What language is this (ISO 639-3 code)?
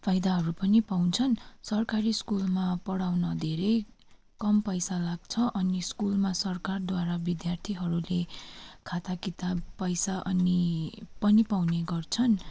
nep